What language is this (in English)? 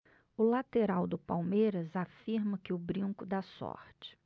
Portuguese